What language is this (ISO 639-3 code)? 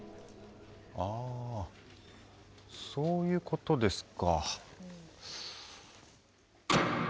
jpn